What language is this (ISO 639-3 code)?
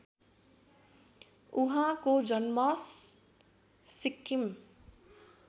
nep